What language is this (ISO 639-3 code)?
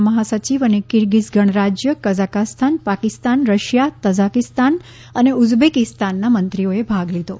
guj